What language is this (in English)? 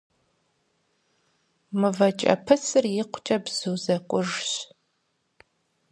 Kabardian